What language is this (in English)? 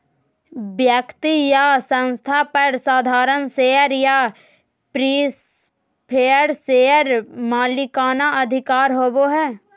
Magahi